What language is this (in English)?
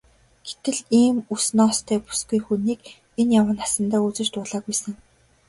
Mongolian